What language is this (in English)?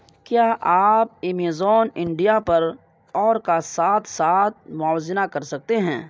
Urdu